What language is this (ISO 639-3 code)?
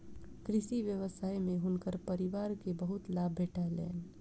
mai